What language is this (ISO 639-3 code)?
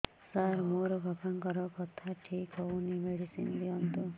ori